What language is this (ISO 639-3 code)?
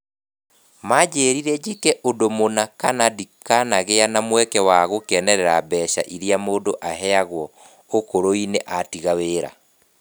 kik